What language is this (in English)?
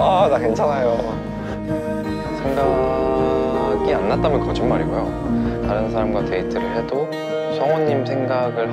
Korean